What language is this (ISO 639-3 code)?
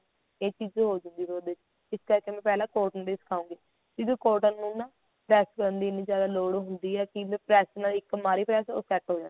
pan